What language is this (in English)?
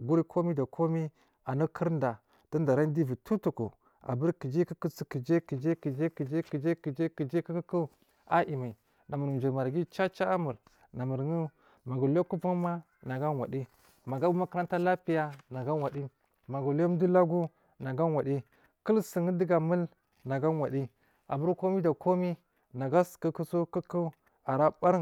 Marghi South